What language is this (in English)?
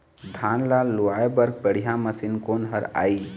Chhattisgarhi